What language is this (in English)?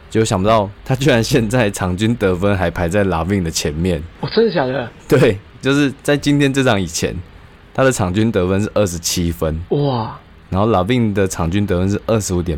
Chinese